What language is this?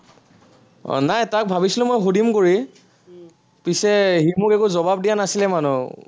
Assamese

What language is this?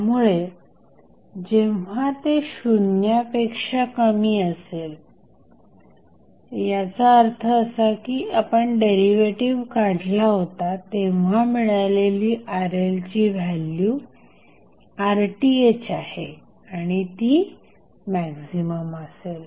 Marathi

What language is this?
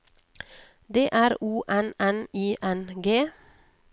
Norwegian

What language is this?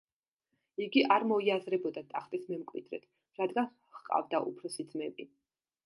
Georgian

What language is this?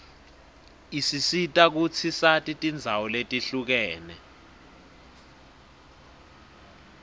Swati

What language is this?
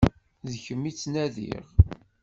Kabyle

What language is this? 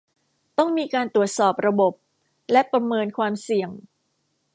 Thai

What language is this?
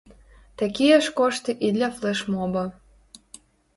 Belarusian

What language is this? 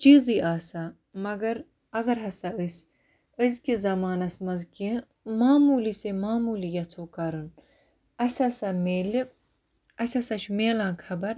Kashmiri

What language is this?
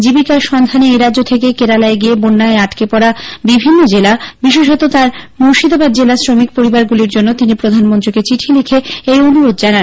Bangla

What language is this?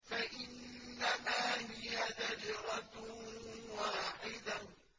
Arabic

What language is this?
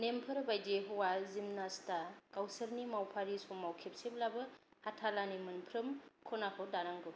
Bodo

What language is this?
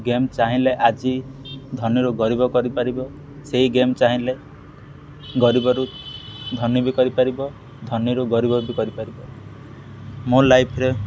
Odia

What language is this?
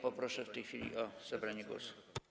Polish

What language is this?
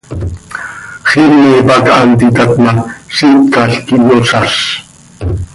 Seri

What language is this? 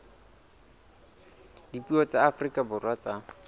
Southern Sotho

